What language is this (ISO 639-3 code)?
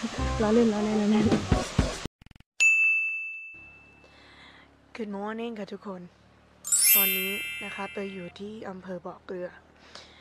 tha